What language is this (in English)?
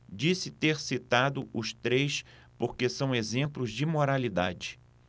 Portuguese